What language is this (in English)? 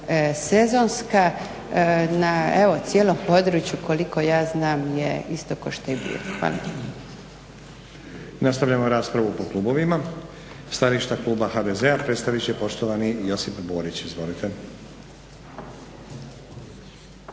Croatian